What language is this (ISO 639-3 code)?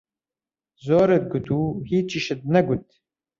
ckb